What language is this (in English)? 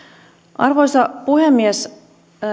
Finnish